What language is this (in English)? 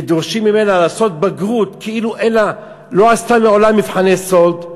Hebrew